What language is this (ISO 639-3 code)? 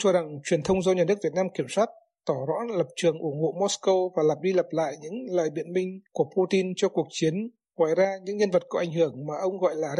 vie